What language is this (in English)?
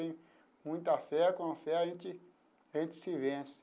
Portuguese